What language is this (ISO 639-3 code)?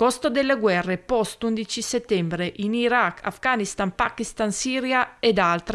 ita